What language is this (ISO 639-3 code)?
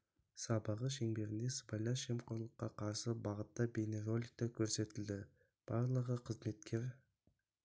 kaz